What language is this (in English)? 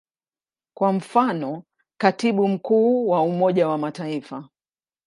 Swahili